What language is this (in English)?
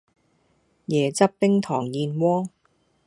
Cantonese